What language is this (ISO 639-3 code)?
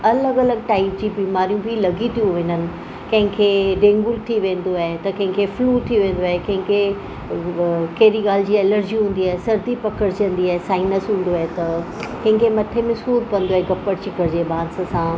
snd